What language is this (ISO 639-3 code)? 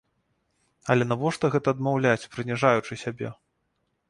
bel